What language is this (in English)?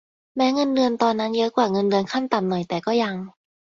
Thai